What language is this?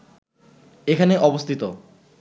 Bangla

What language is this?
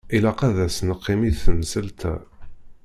Kabyle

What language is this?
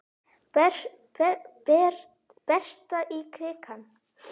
Icelandic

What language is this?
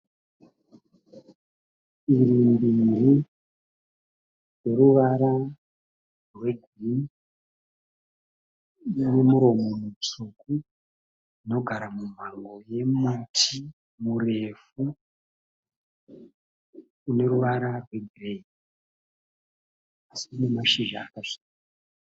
Shona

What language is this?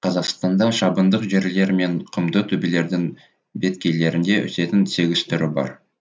Kazakh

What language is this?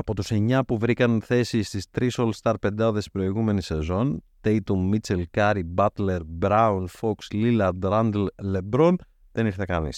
Greek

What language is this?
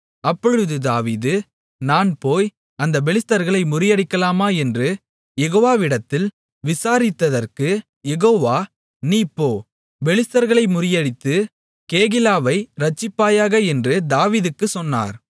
Tamil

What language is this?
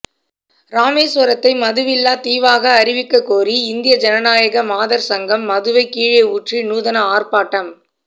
Tamil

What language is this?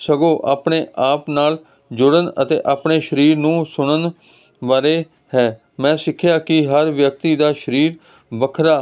Punjabi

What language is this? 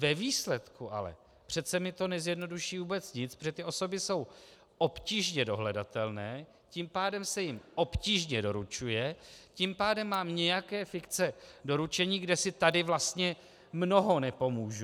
Czech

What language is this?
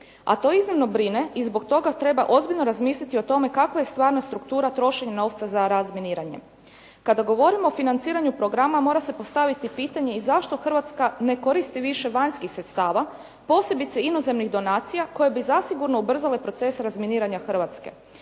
Croatian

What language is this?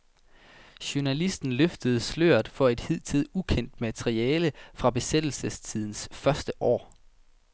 Danish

